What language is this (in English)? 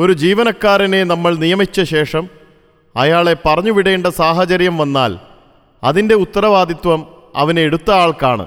Malayalam